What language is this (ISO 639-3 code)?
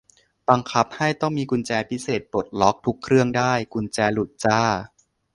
tha